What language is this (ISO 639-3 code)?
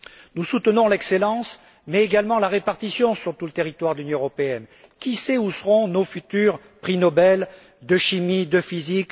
fra